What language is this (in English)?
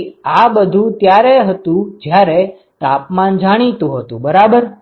Gujarati